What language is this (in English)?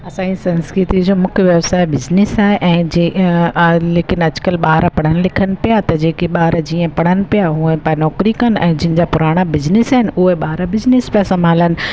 Sindhi